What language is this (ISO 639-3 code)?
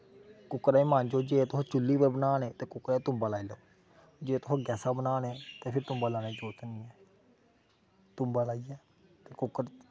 doi